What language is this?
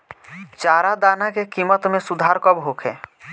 Bhojpuri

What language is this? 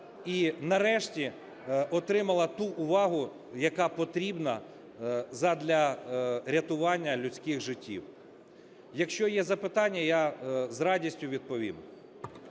Ukrainian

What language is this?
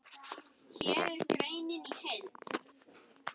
Icelandic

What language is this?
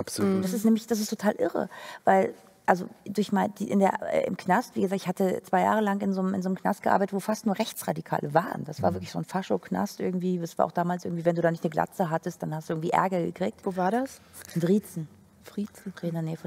German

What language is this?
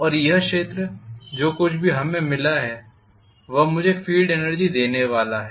Hindi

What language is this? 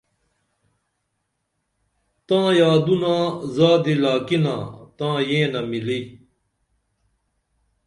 Dameli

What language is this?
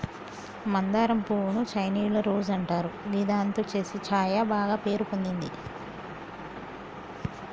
Telugu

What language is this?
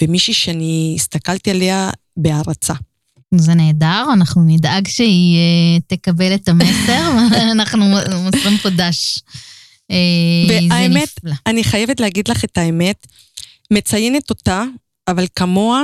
Hebrew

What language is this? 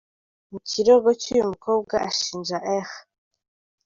Kinyarwanda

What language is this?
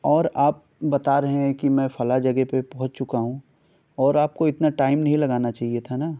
Urdu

